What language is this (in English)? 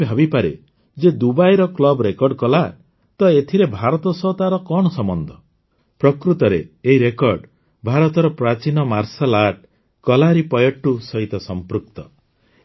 Odia